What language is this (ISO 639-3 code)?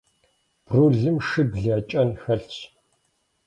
kbd